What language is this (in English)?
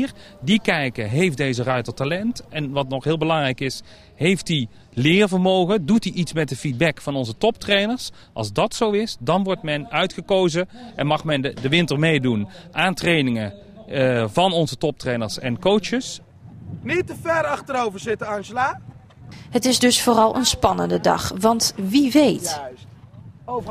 Dutch